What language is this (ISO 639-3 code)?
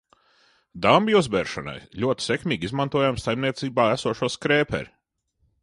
lav